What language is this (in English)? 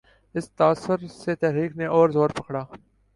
Urdu